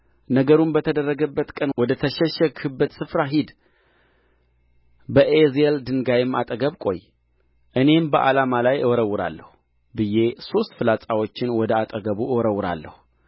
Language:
Amharic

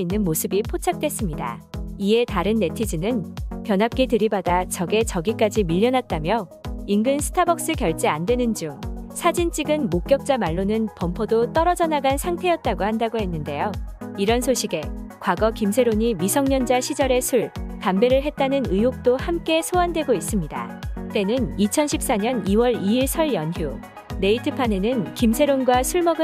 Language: Korean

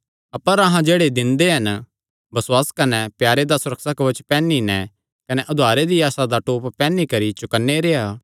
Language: Kangri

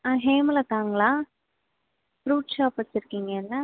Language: Tamil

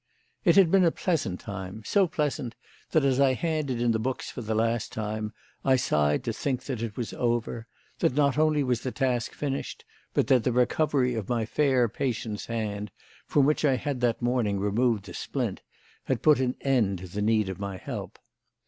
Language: English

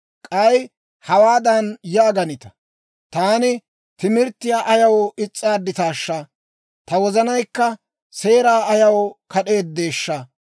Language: Dawro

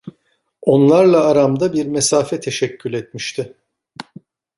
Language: Turkish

